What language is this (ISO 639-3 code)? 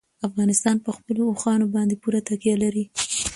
pus